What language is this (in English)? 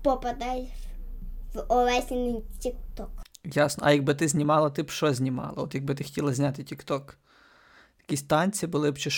Ukrainian